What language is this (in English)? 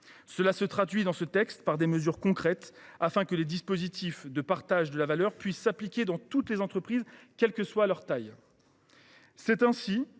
French